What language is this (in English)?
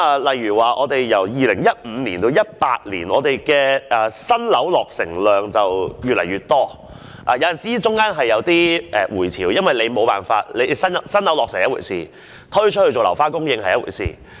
Cantonese